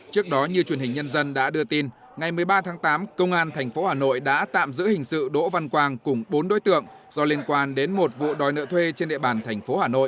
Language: Vietnamese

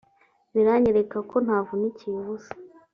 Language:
Kinyarwanda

